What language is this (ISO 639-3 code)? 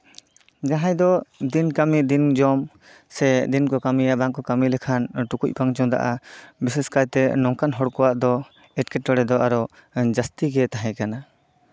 sat